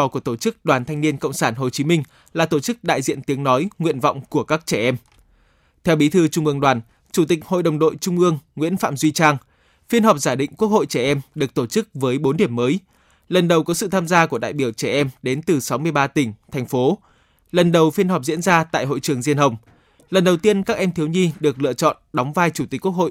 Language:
Vietnamese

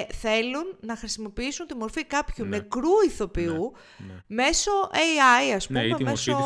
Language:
Greek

